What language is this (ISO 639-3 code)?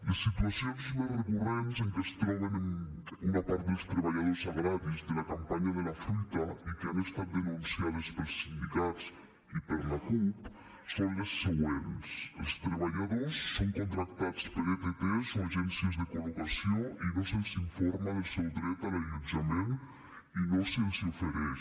cat